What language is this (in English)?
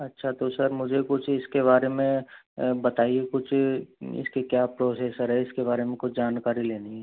Hindi